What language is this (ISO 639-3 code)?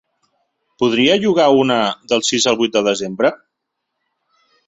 cat